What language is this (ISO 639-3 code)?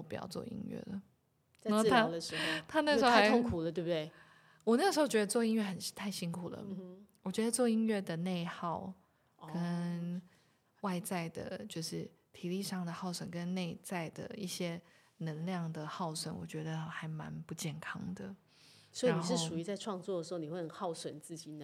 zho